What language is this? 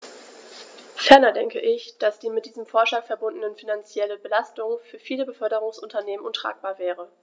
German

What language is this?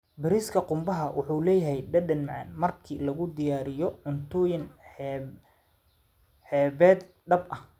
Somali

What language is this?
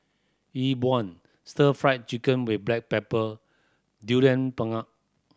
English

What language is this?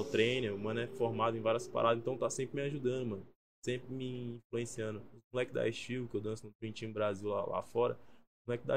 Portuguese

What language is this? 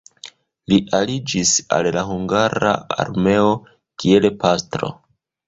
Esperanto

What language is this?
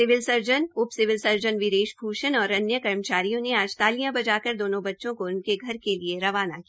Hindi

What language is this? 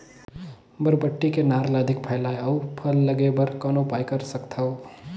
Chhattisgarhi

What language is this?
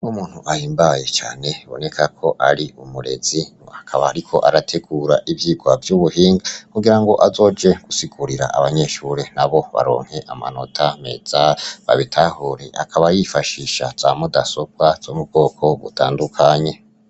Rundi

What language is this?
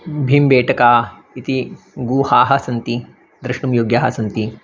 Sanskrit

